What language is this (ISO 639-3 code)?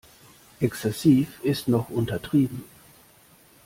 deu